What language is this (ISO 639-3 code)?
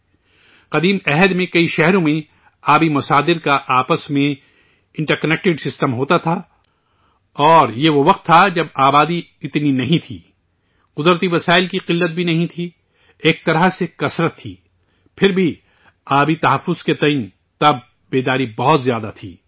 urd